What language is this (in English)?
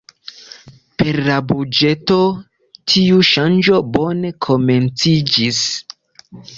Esperanto